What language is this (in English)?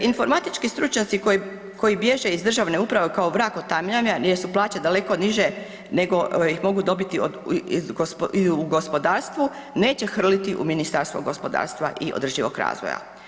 Croatian